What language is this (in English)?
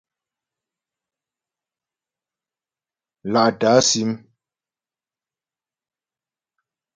Ghomala